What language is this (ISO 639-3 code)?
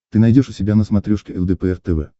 rus